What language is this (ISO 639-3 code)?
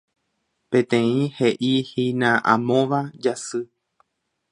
grn